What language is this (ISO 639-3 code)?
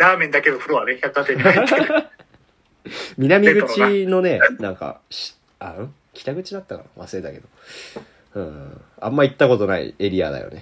jpn